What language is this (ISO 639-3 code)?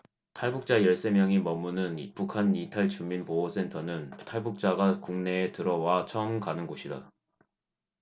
kor